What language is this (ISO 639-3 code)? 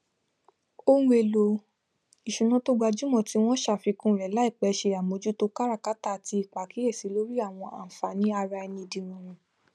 yor